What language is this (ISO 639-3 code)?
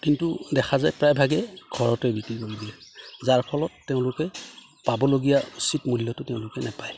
asm